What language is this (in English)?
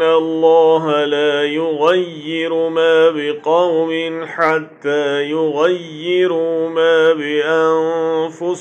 Arabic